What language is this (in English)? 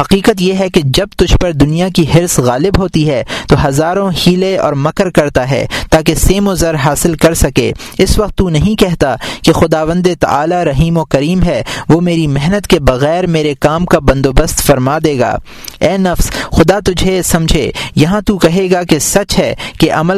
Urdu